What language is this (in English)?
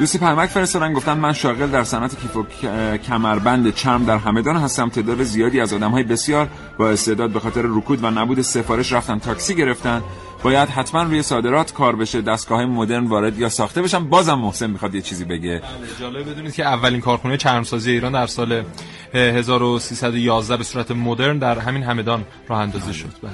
Persian